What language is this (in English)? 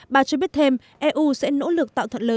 Vietnamese